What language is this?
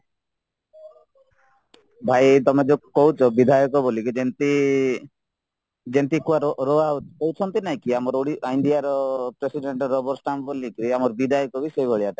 Odia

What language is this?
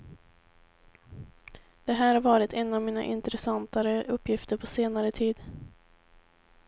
Swedish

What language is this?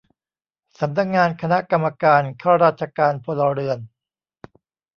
Thai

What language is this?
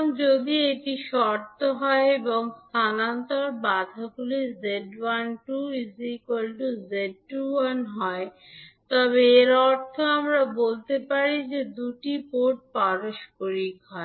Bangla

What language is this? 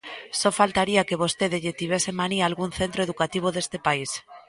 Galician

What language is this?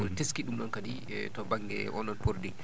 Fula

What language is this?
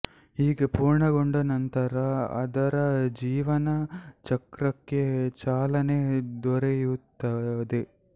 Kannada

